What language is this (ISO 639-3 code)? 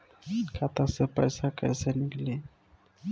bho